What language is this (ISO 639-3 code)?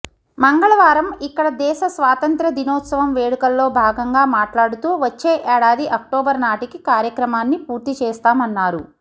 tel